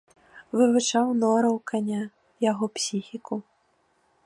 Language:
Belarusian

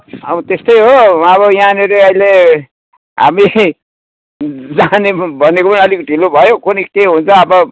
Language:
Nepali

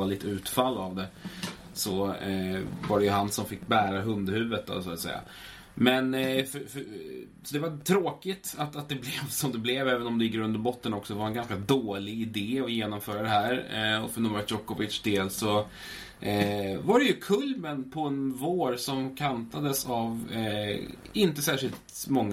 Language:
Swedish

